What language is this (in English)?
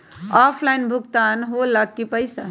Magahi